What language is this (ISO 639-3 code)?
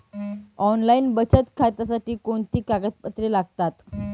mar